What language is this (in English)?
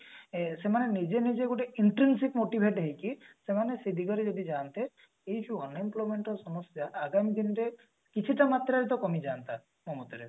Odia